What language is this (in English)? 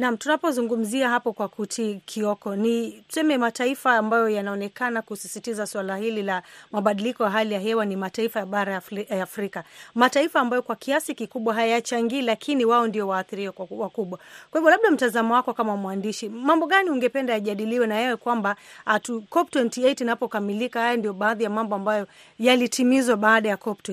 Swahili